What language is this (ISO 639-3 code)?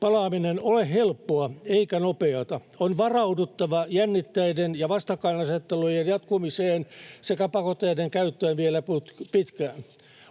fin